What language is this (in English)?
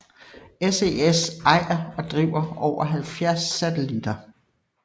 Danish